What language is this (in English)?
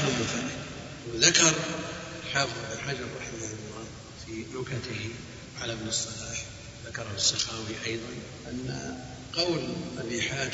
Arabic